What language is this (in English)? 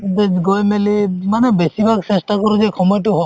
Assamese